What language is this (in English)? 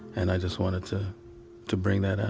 English